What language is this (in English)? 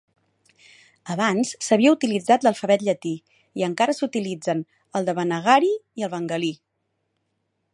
Catalan